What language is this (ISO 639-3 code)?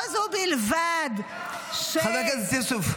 heb